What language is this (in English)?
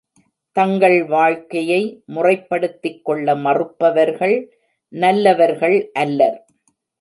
Tamil